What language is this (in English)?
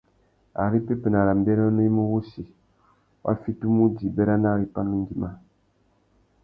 Tuki